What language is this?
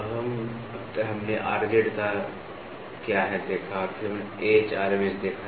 Hindi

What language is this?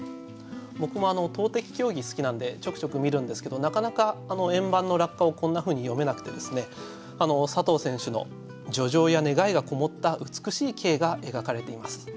Japanese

